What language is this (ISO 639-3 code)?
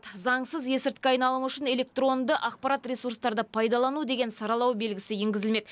kaz